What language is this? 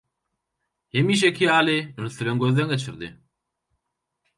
Turkmen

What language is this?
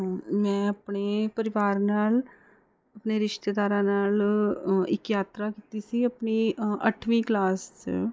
Punjabi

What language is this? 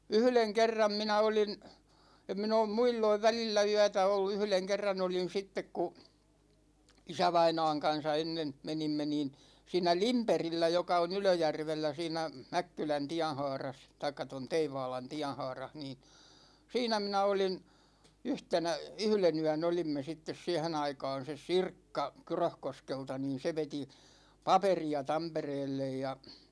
Finnish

